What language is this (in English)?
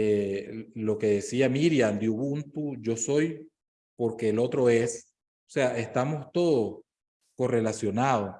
Spanish